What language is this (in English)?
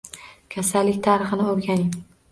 Uzbek